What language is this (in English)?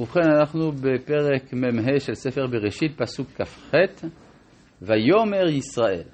Hebrew